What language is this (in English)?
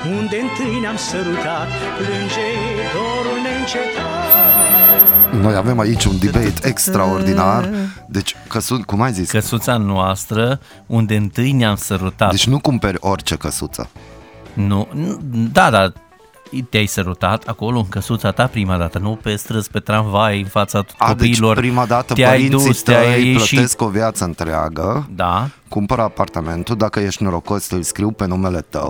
Romanian